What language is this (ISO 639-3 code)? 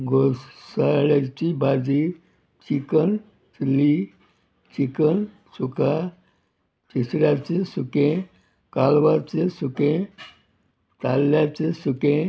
kok